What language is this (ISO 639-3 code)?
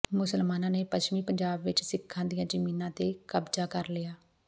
pan